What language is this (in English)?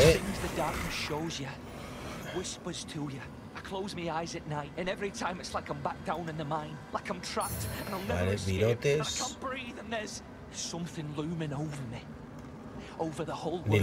Spanish